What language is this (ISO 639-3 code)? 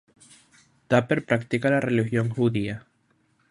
spa